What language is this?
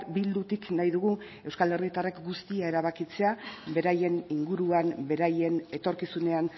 Basque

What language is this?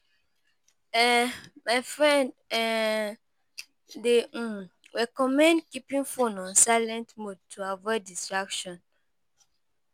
Nigerian Pidgin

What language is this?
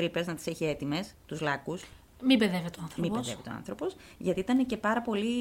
Greek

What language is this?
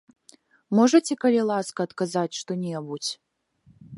Belarusian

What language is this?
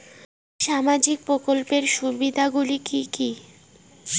Bangla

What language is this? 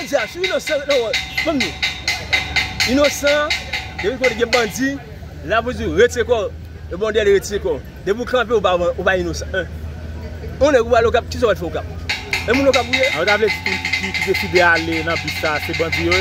French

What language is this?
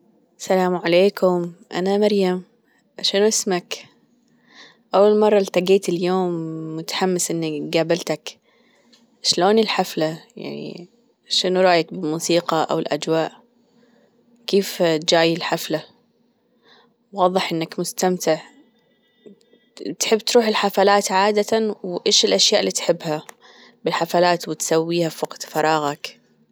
Gulf Arabic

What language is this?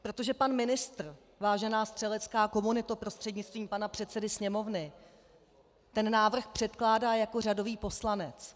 Czech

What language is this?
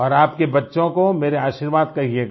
Hindi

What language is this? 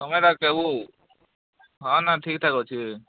Odia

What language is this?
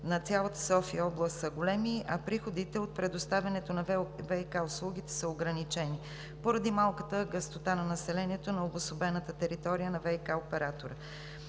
Bulgarian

